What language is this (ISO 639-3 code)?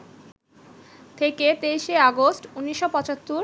ben